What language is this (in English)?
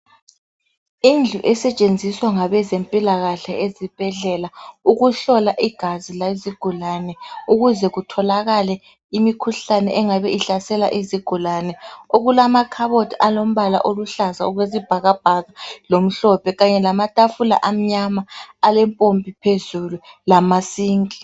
North Ndebele